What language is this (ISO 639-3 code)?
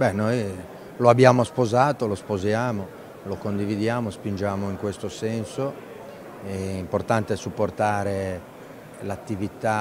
ita